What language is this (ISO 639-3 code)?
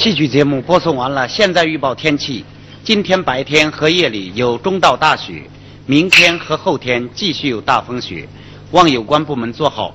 zho